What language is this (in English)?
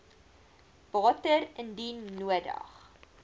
Afrikaans